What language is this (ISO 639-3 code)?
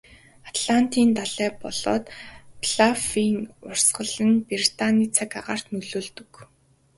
mon